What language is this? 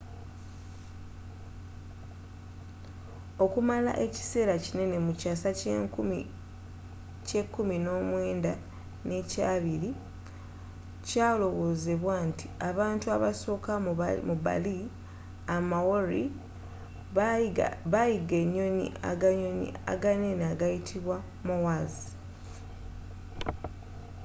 Ganda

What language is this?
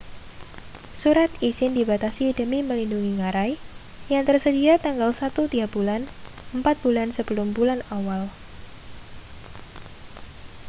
Indonesian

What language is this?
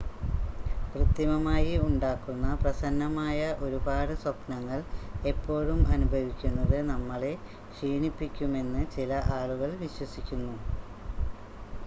Malayalam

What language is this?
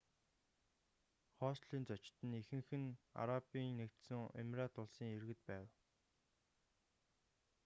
Mongolian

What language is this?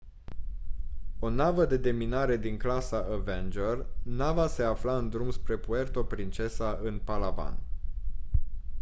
Romanian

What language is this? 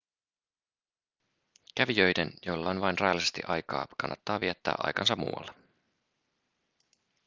Finnish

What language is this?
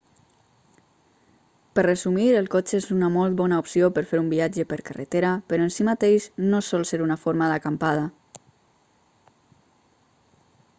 Catalan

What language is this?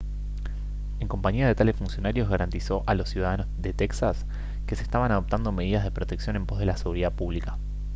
Spanish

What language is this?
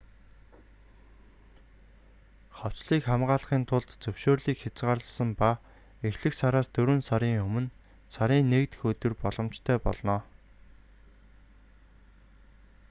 Mongolian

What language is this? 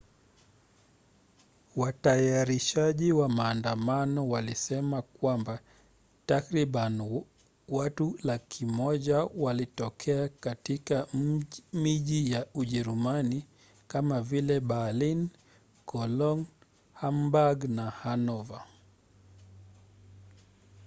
Swahili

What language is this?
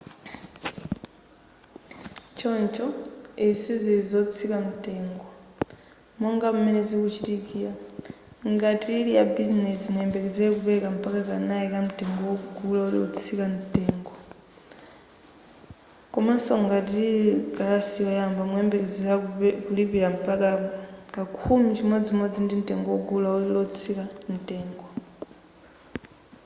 Nyanja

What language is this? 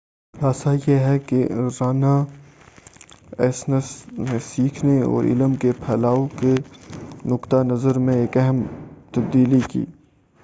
Urdu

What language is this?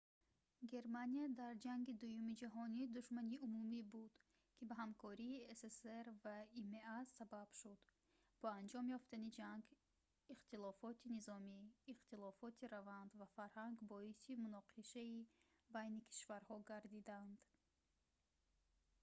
Tajik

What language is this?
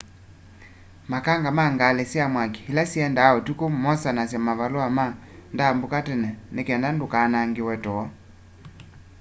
Kamba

